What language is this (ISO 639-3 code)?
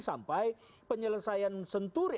ind